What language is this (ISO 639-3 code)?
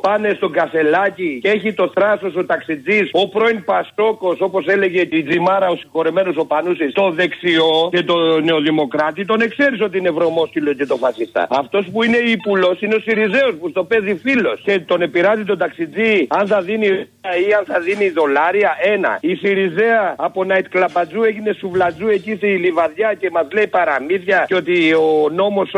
ell